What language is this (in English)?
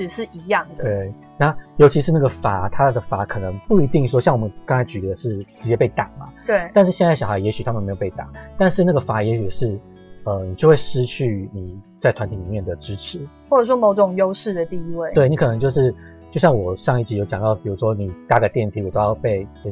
Chinese